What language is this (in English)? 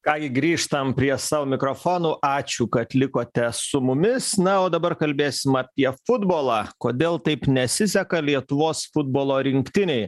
Lithuanian